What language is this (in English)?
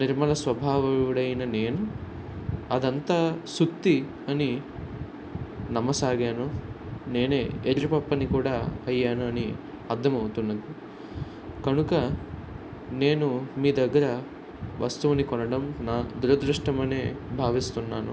Telugu